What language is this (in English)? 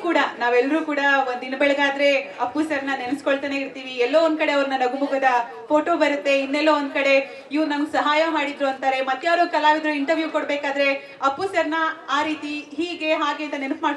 Hindi